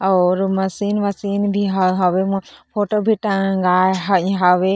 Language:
Chhattisgarhi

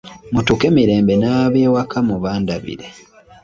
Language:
Ganda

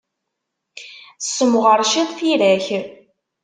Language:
Kabyle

